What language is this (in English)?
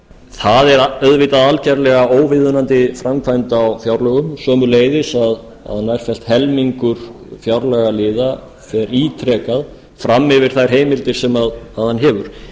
Icelandic